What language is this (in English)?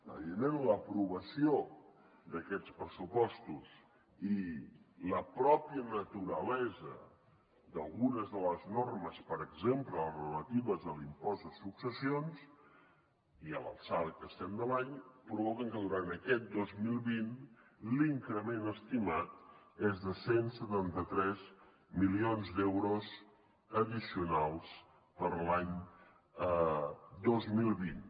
Catalan